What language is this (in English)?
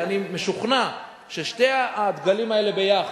Hebrew